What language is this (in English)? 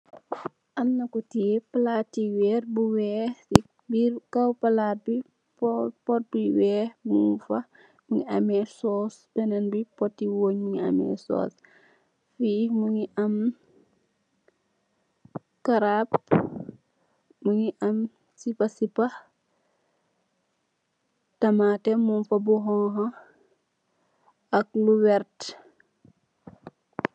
Wolof